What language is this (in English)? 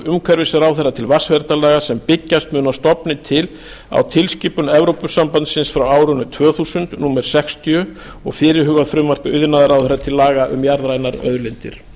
Icelandic